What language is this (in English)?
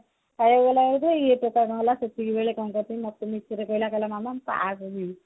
Odia